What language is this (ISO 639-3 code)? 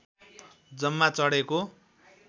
nep